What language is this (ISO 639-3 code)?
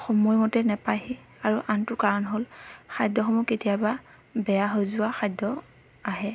asm